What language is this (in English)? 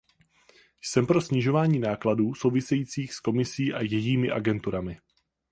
Czech